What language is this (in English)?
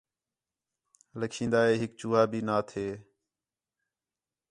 Khetrani